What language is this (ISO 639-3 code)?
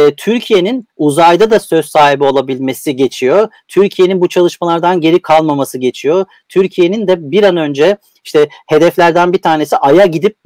tur